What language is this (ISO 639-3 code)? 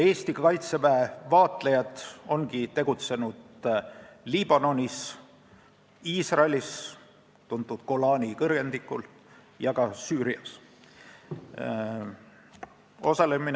est